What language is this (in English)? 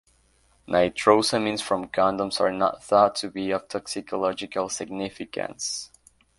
English